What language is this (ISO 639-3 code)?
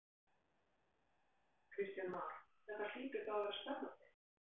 isl